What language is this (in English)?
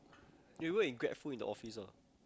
English